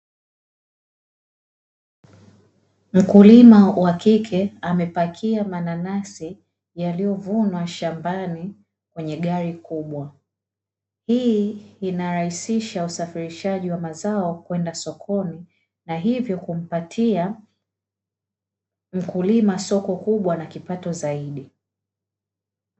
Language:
Swahili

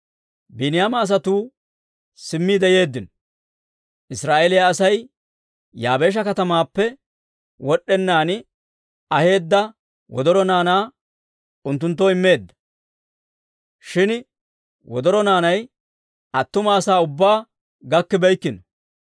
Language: Dawro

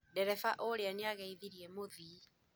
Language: Kikuyu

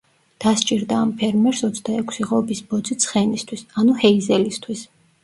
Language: Georgian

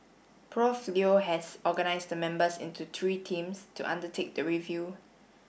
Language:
English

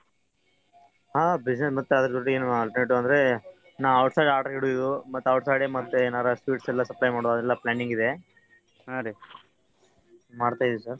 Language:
Kannada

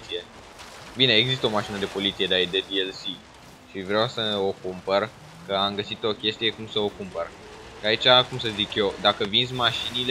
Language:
Romanian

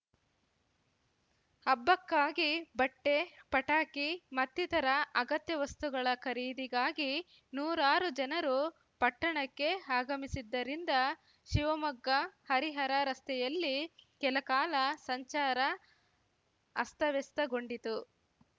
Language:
Kannada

